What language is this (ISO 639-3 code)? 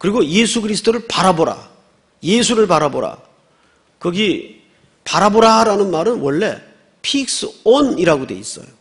kor